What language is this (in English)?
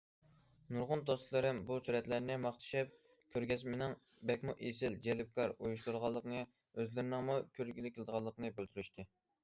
Uyghur